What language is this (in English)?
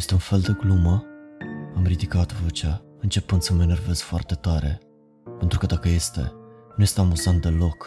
Romanian